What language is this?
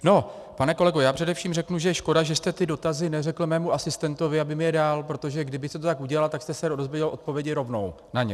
Czech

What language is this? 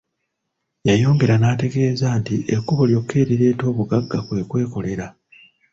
Ganda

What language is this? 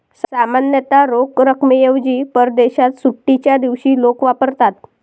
Marathi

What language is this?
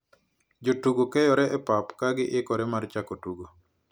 Luo (Kenya and Tanzania)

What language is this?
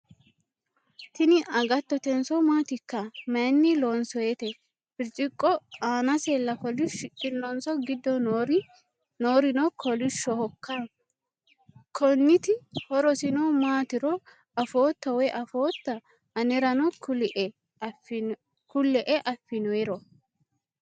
Sidamo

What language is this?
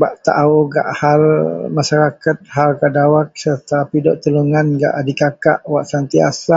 Central Melanau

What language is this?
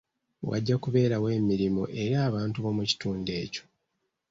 Ganda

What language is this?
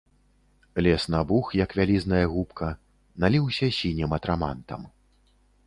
Belarusian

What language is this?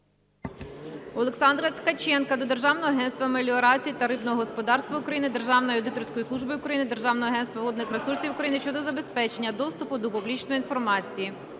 Ukrainian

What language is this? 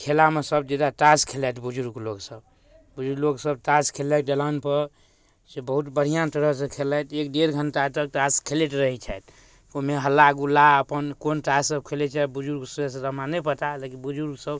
Maithili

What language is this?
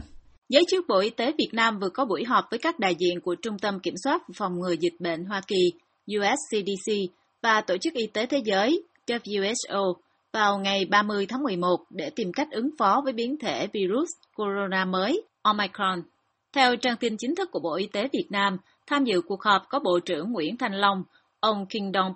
Vietnamese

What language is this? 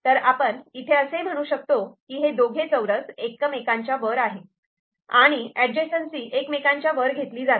Marathi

